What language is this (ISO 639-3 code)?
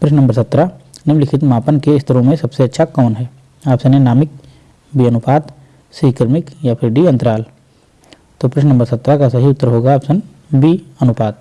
hin